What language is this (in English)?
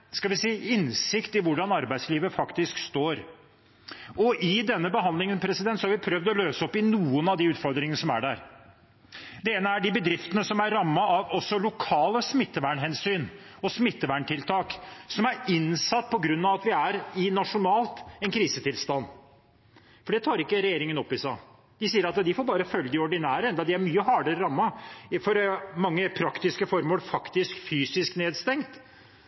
Norwegian Bokmål